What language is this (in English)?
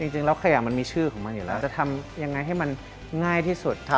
Thai